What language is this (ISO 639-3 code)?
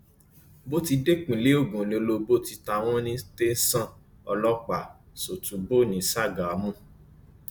yor